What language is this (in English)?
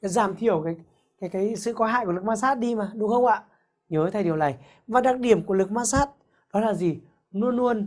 Vietnamese